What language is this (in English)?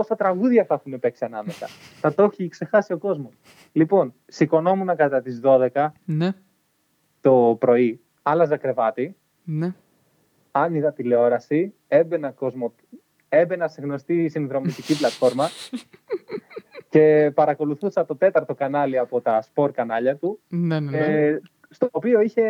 Greek